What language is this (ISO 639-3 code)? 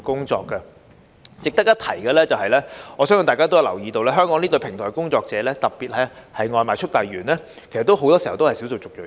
yue